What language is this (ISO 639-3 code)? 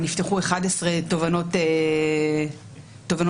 heb